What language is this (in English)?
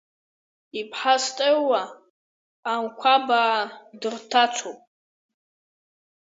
Abkhazian